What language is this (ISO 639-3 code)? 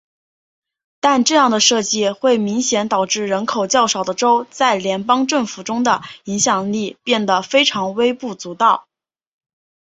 zho